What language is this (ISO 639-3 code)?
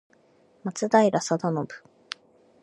jpn